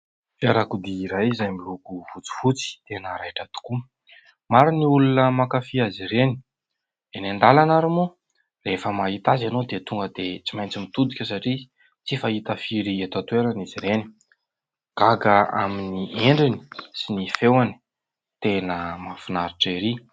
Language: Malagasy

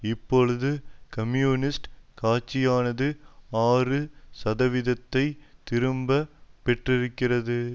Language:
Tamil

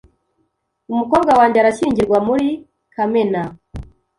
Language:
Kinyarwanda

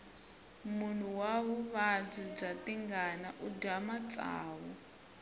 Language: Tsonga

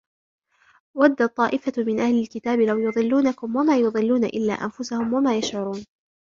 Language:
Arabic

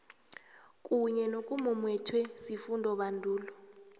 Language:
South Ndebele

